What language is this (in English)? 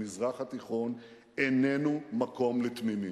Hebrew